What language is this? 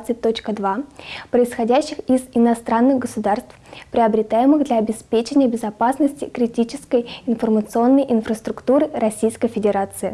Russian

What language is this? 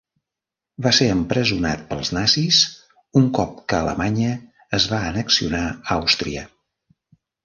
Catalan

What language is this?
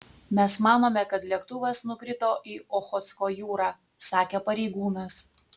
Lithuanian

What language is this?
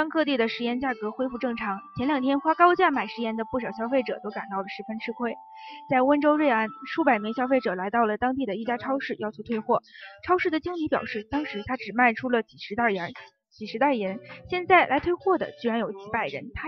Chinese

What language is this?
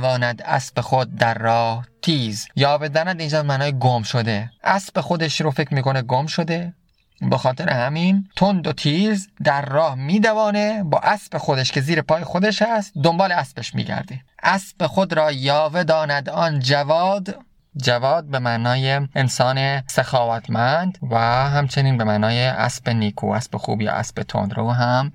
Persian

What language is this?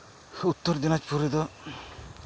Santali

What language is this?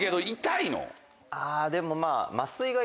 Japanese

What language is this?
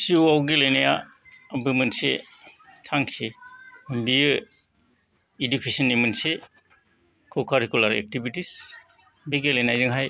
Bodo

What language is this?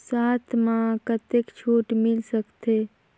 Chhattisgarhi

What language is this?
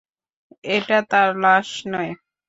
Bangla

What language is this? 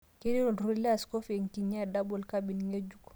Masai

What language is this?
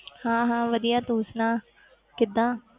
Punjabi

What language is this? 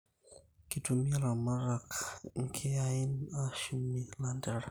Masai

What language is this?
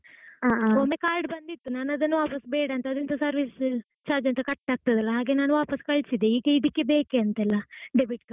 Kannada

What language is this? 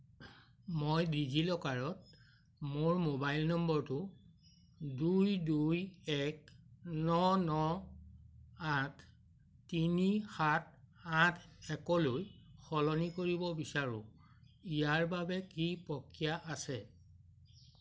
Assamese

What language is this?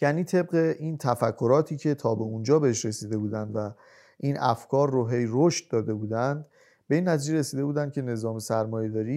Persian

